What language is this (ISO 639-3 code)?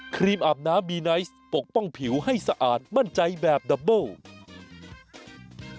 tha